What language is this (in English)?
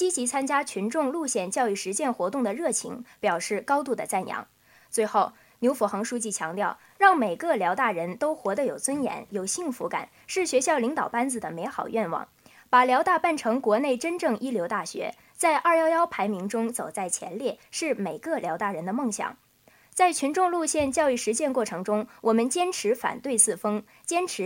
Chinese